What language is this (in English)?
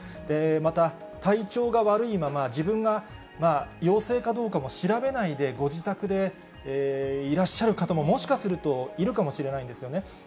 Japanese